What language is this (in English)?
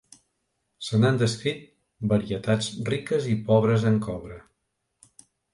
Catalan